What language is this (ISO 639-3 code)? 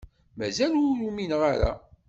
kab